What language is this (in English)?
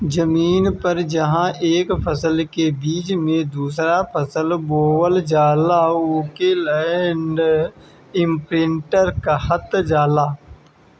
Bhojpuri